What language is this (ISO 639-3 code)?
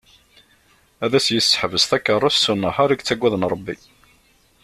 kab